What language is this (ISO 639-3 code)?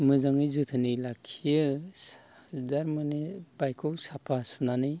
brx